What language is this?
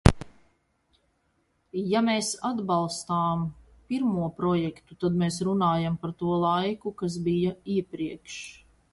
Latvian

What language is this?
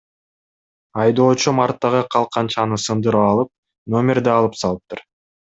Kyrgyz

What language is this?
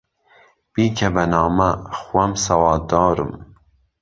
Central Kurdish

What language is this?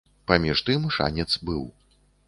Belarusian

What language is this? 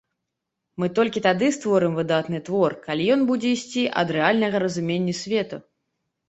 Belarusian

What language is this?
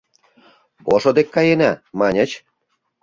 Mari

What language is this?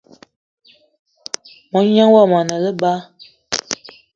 Eton (Cameroon)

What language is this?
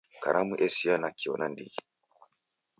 Taita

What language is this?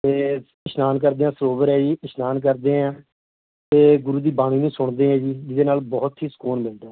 Punjabi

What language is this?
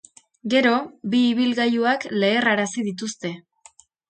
Basque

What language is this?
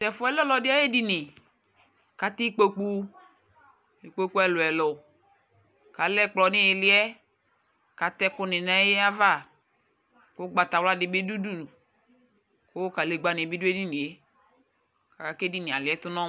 Ikposo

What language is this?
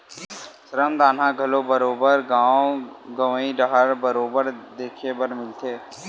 Chhattisgarhi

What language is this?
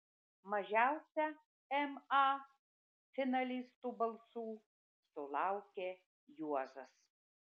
Lithuanian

